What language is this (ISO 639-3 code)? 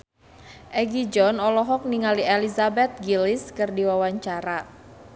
sun